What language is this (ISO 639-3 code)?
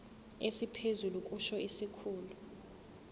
zul